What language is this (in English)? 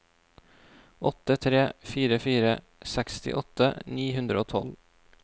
Norwegian